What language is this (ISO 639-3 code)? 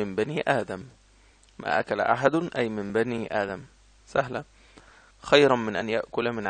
ara